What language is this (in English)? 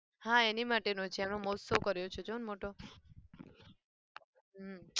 Gujarati